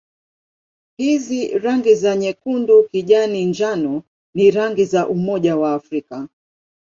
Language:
Swahili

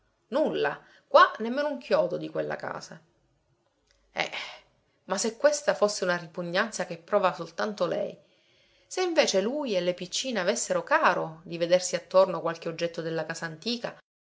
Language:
Italian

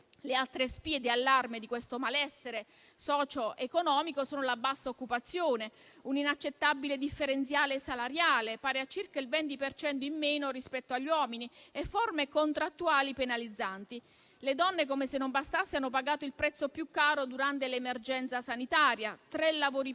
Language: Italian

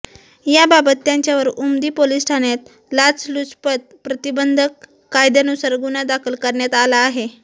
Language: Marathi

